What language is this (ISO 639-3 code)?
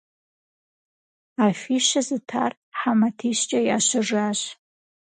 kbd